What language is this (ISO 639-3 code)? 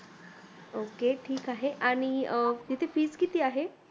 mar